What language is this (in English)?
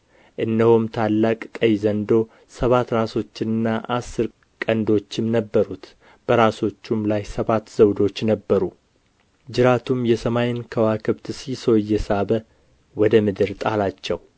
Amharic